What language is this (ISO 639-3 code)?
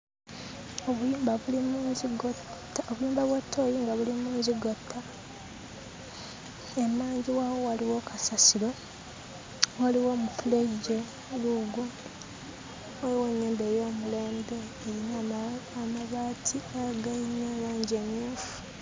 lug